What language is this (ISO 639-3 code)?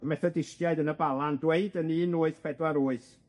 cym